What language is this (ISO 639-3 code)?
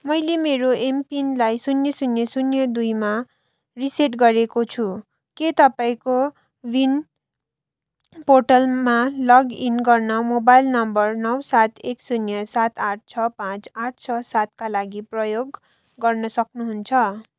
nep